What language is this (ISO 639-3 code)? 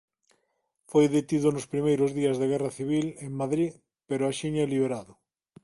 glg